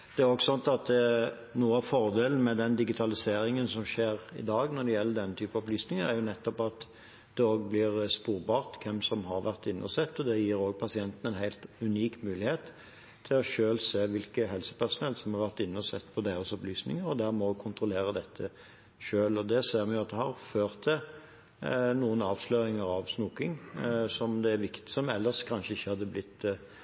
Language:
Norwegian Bokmål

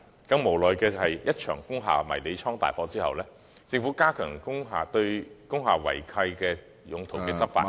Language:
Cantonese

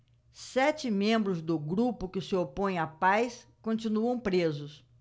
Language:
Portuguese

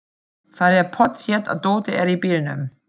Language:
Icelandic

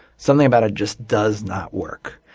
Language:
English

